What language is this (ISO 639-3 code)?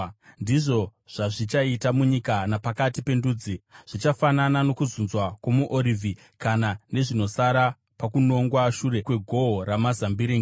sna